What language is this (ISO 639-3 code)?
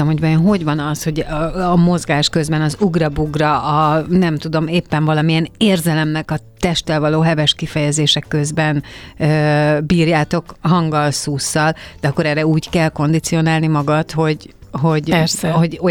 hun